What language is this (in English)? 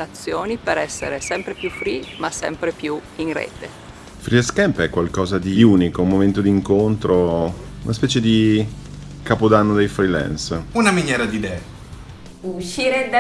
Italian